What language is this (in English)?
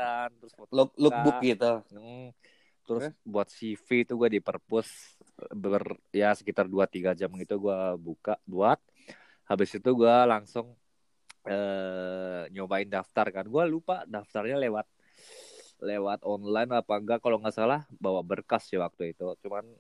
Indonesian